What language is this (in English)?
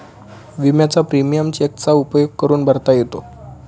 Marathi